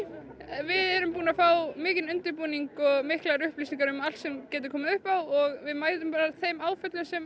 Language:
Icelandic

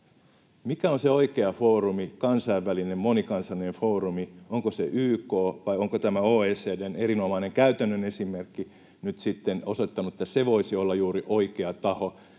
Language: Finnish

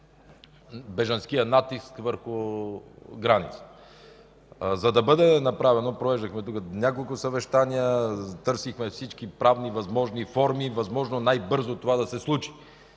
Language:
Bulgarian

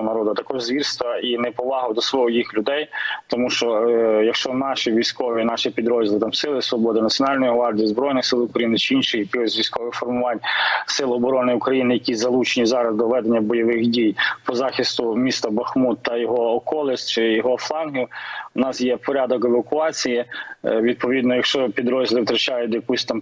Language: Ukrainian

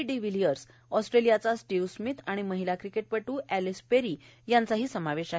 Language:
Marathi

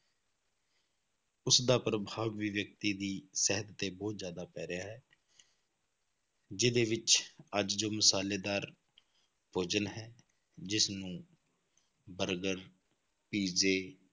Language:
Punjabi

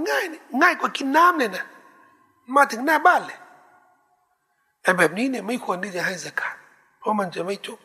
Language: Thai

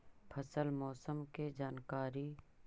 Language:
Magahi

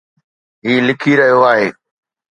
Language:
Sindhi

